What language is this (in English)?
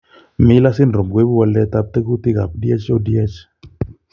Kalenjin